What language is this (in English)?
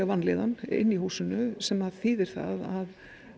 Icelandic